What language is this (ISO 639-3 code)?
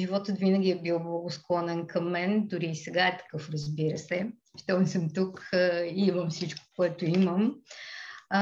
bul